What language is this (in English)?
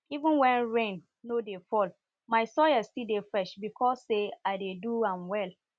Nigerian Pidgin